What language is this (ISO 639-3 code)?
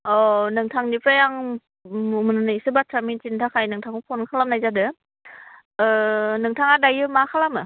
brx